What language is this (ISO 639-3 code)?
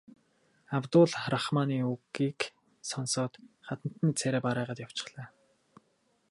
mon